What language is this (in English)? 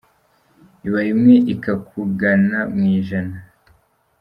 Kinyarwanda